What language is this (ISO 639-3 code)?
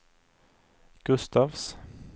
swe